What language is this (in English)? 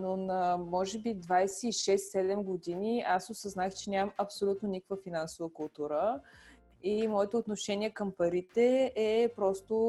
Bulgarian